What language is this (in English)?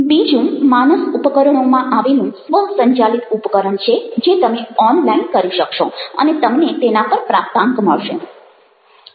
Gujarati